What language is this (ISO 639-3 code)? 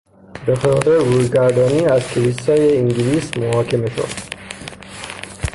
fas